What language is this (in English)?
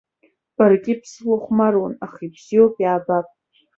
Abkhazian